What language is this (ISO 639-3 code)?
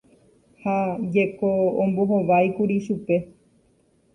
grn